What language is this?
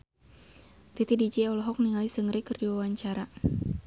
Sundanese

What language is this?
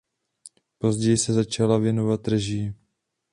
Czech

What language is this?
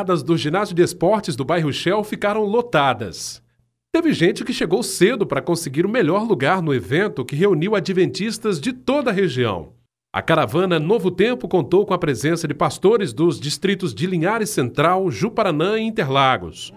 Portuguese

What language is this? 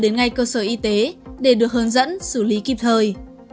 Vietnamese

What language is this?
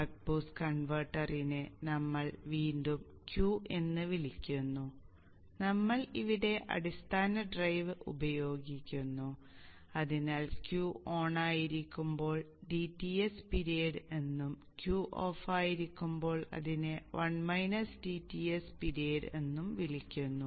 Malayalam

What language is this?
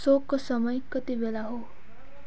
Nepali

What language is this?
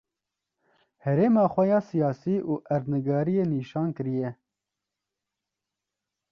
Kurdish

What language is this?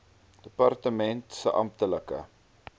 Afrikaans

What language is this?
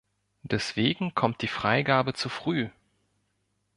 German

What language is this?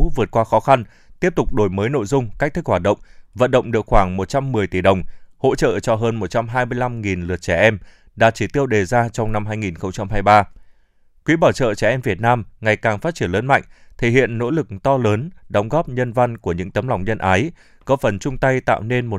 Vietnamese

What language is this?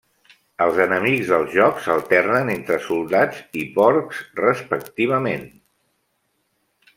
Catalan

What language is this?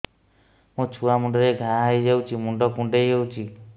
Odia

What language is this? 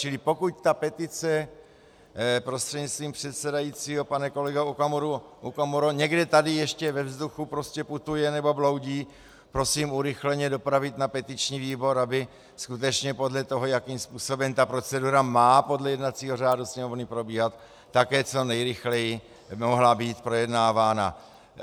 Czech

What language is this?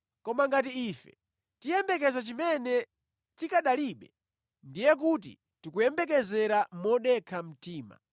Nyanja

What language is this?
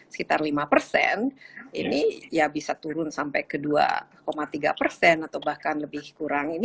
Indonesian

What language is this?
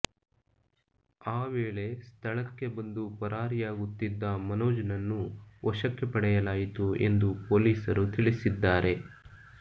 Kannada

